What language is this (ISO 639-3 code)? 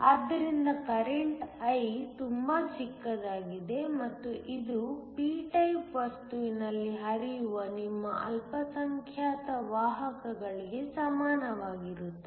kan